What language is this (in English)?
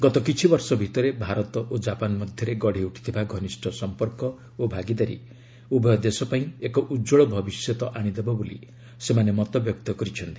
Odia